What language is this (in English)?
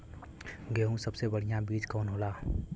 Bhojpuri